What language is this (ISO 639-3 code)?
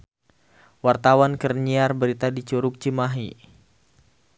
sun